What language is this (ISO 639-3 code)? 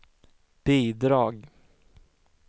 swe